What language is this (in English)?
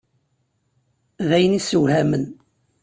Kabyle